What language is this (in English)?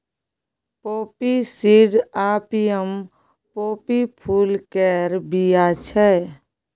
Maithili